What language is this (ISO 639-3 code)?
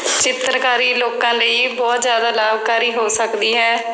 pan